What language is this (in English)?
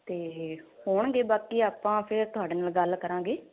Punjabi